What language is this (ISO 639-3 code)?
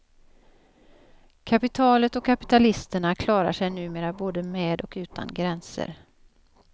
swe